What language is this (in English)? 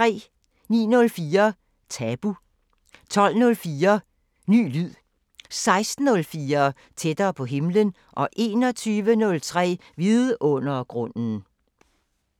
Danish